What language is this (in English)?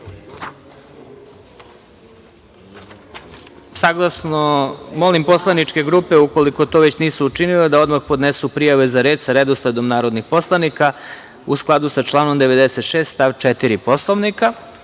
Serbian